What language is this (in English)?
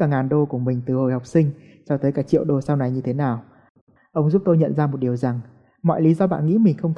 Vietnamese